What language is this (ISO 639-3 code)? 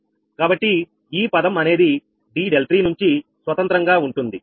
tel